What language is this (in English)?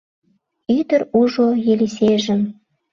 Mari